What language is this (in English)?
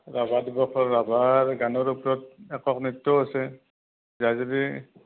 Assamese